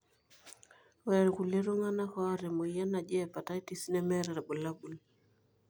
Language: Masai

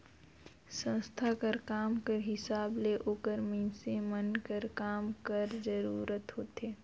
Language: Chhattisgarhi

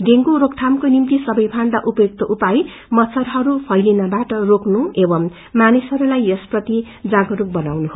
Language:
Nepali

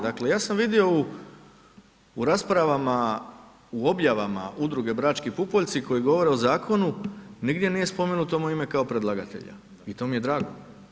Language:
Croatian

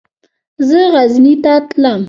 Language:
Pashto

